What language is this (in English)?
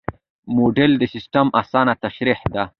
Pashto